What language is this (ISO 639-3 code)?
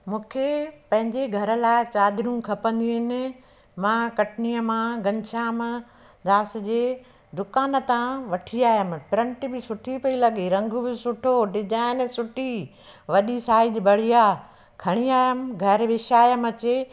snd